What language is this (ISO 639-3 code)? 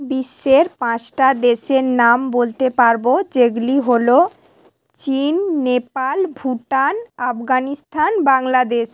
ben